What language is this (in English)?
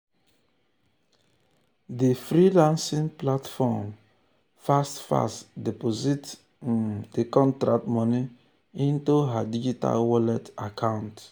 Nigerian Pidgin